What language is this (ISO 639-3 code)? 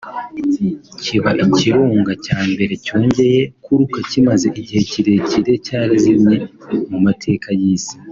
kin